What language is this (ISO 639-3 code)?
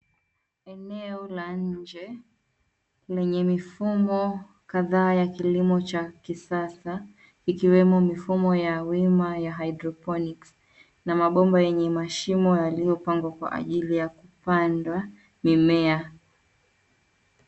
swa